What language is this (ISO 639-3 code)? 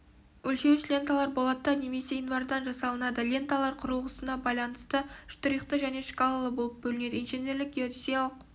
kaz